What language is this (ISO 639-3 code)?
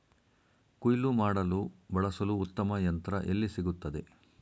kan